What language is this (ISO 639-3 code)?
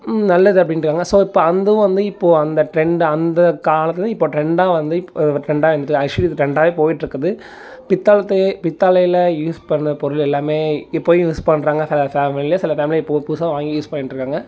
tam